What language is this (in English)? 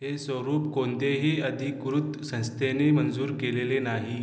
Marathi